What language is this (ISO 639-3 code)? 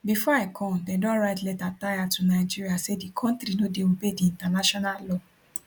pcm